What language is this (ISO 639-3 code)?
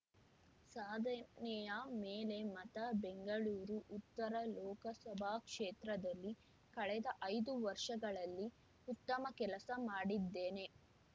kan